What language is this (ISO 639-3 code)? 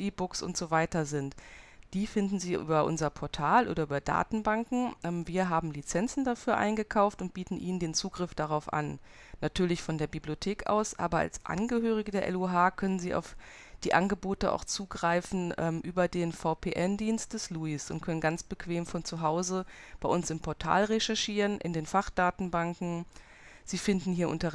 deu